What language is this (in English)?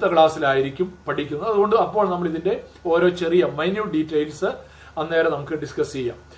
Malayalam